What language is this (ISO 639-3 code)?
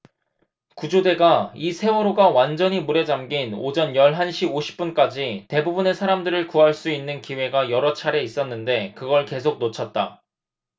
kor